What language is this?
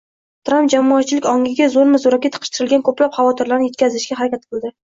Uzbek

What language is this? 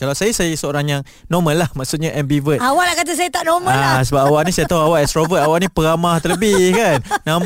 Malay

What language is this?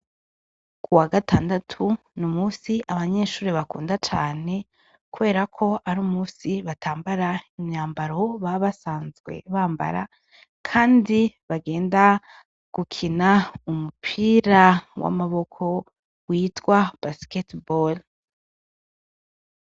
Rundi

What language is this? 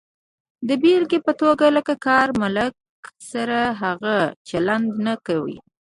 Pashto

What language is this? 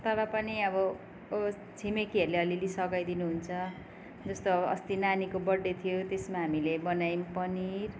Nepali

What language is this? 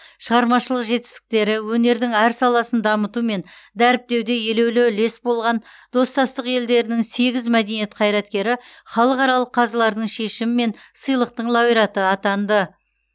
Kazakh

